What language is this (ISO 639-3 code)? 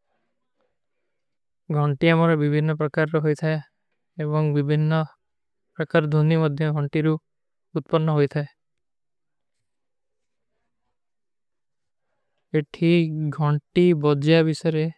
uki